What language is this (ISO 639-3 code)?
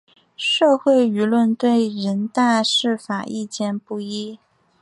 zho